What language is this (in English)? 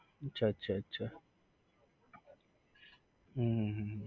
Gujarati